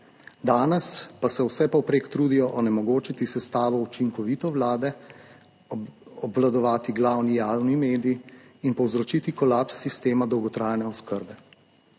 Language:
Slovenian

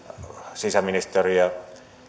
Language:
Finnish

